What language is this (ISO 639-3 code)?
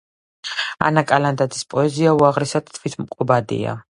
kat